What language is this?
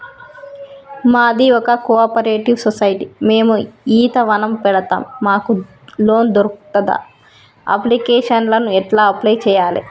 Telugu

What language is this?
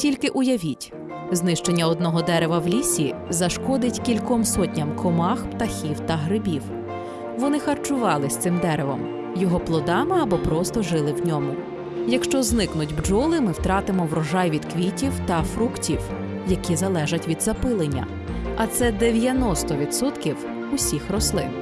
Ukrainian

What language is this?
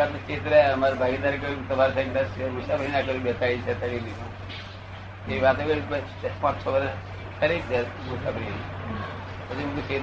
Gujarati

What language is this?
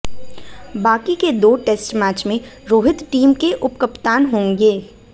Hindi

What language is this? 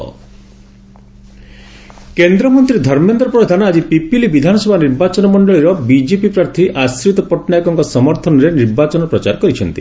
Odia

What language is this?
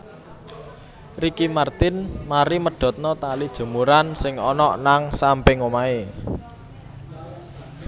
Javanese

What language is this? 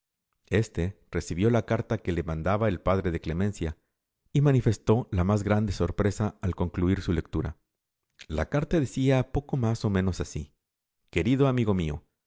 Spanish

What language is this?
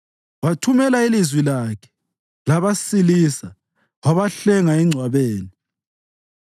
North Ndebele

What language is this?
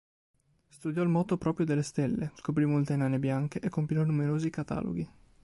Italian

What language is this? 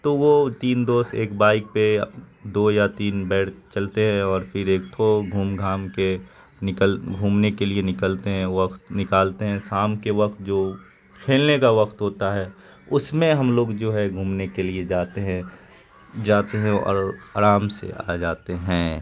Urdu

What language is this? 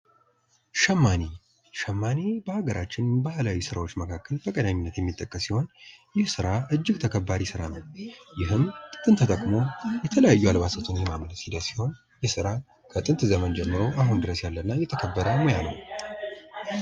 Amharic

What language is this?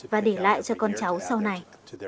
Vietnamese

